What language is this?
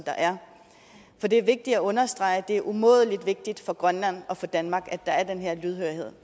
Danish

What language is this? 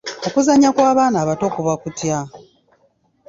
Ganda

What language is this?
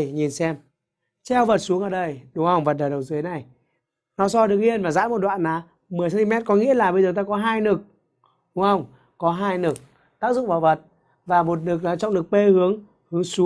Vietnamese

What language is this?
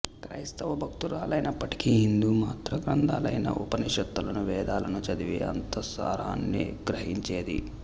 Telugu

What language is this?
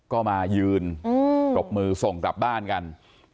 Thai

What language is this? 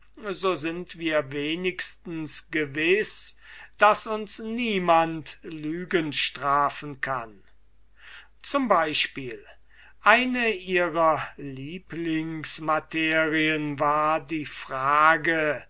German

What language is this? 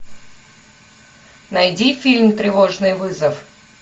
Russian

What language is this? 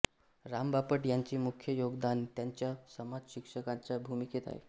Marathi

